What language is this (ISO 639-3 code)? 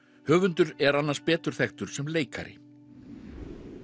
isl